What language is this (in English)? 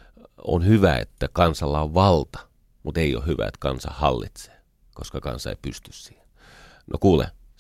Finnish